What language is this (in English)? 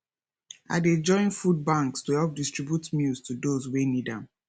Nigerian Pidgin